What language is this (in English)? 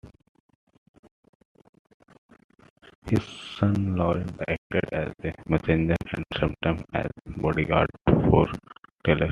English